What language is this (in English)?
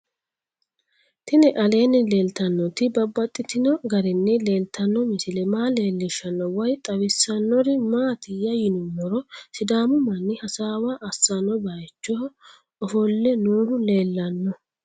Sidamo